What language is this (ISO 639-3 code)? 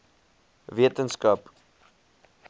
afr